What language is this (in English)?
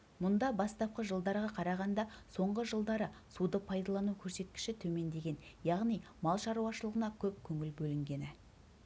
Kazakh